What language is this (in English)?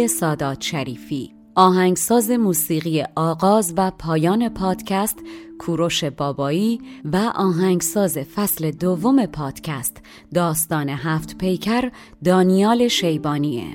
Persian